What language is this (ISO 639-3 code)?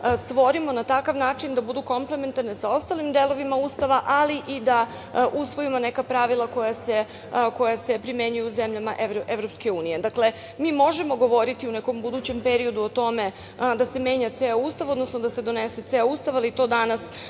srp